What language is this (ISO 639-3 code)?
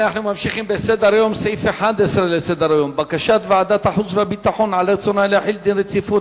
heb